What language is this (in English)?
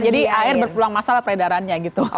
Indonesian